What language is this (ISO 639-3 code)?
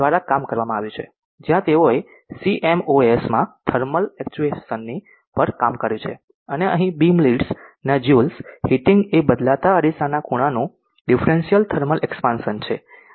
guj